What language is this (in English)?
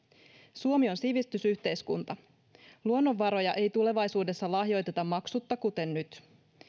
Finnish